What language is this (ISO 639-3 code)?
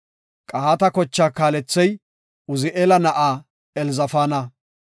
gof